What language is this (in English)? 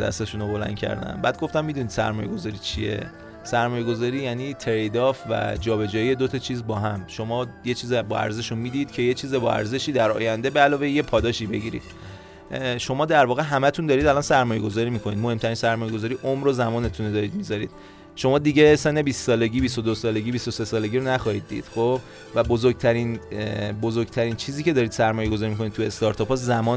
Persian